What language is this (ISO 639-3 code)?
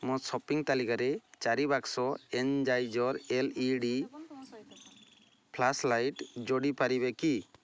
ori